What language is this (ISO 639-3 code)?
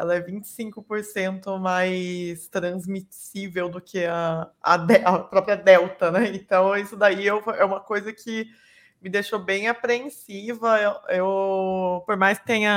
por